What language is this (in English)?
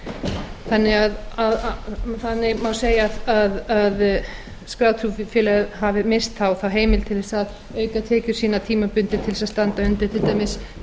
Icelandic